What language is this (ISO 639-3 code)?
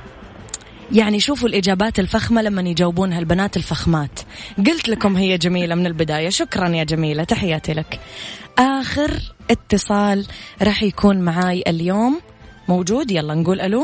ara